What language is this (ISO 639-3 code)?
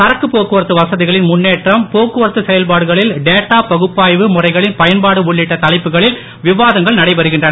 tam